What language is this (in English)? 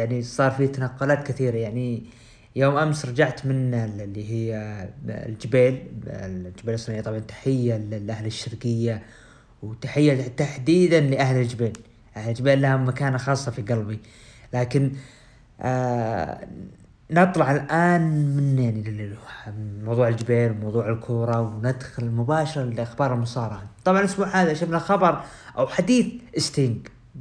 Arabic